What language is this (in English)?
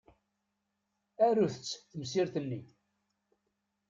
Kabyle